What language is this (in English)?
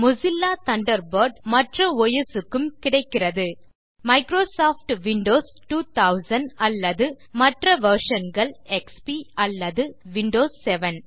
Tamil